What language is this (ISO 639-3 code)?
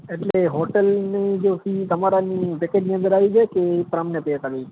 guj